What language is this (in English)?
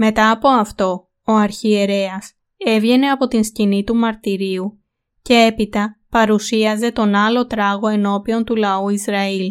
Greek